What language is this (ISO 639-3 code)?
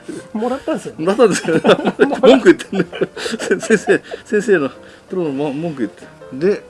jpn